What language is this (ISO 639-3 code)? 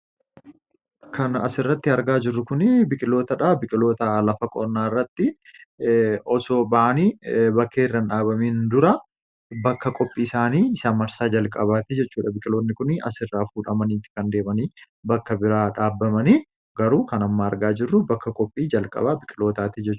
orm